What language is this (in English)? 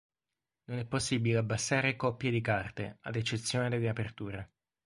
Italian